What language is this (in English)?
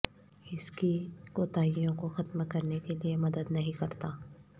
Urdu